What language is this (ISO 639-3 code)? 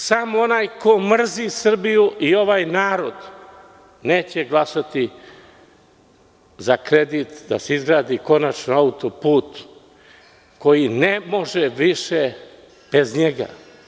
srp